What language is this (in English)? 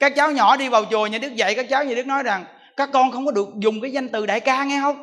Vietnamese